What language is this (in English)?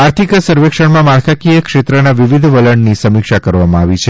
Gujarati